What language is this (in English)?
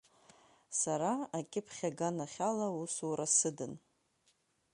Abkhazian